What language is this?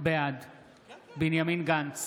Hebrew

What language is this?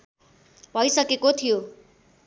Nepali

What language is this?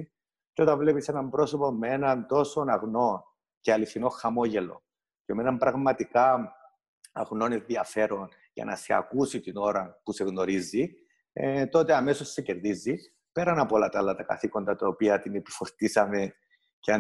Greek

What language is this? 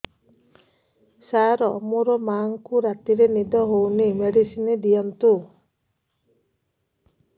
Odia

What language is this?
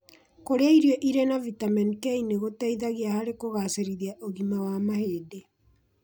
Kikuyu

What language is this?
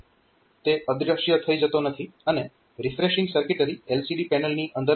Gujarati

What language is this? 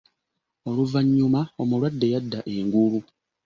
Ganda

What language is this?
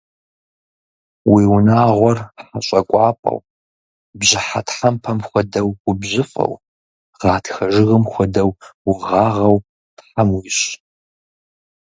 Kabardian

